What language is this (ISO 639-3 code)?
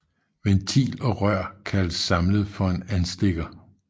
dan